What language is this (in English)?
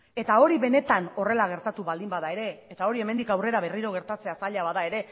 Basque